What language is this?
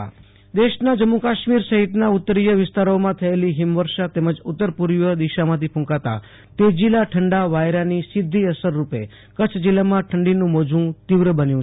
Gujarati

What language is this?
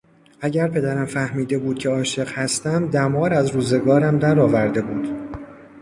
Persian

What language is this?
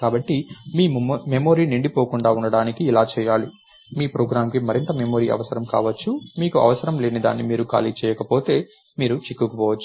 Telugu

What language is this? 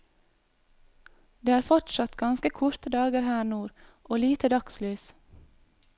Norwegian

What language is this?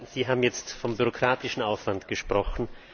German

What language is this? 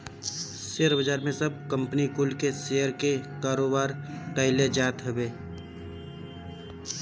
Bhojpuri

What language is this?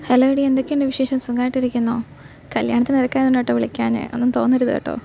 Malayalam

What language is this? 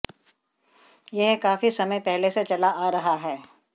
Hindi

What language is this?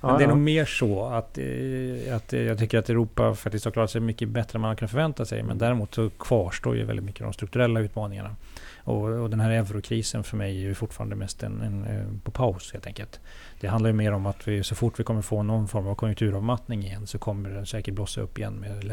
Swedish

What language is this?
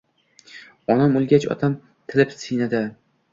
Uzbek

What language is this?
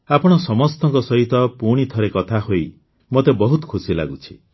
Odia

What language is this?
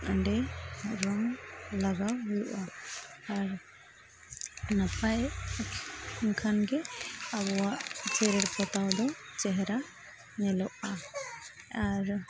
Santali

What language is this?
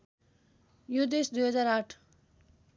Nepali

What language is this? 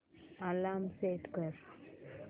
Marathi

